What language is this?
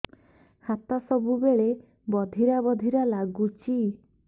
Odia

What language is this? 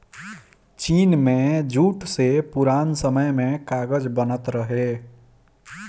Bhojpuri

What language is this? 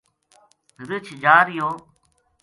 Gujari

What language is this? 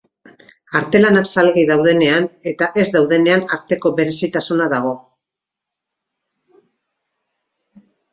Basque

